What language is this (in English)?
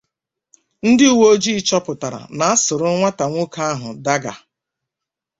Igbo